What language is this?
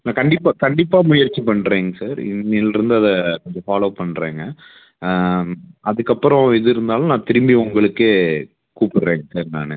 Tamil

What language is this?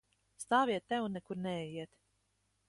Latvian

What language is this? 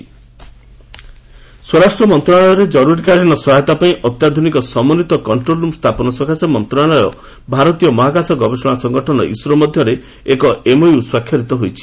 Odia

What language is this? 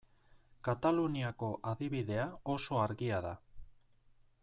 Basque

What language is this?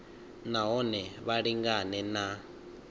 Venda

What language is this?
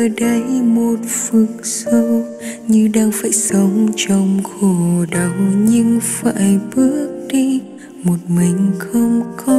Vietnamese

